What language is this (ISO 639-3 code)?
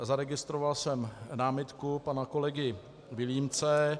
ces